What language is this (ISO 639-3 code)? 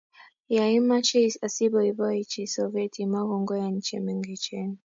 kln